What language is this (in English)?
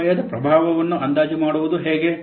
Kannada